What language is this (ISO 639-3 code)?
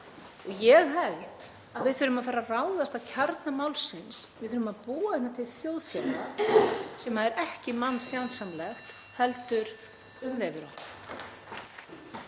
isl